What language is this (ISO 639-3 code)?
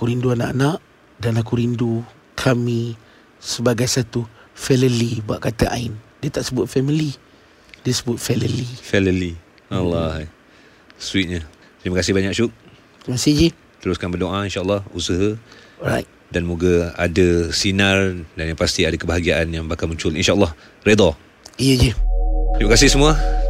msa